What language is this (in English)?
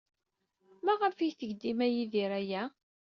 Kabyle